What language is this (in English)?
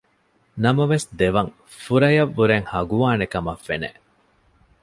Divehi